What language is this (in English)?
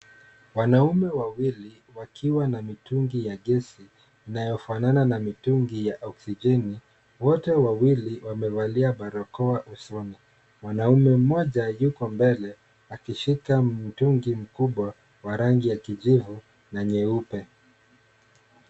Swahili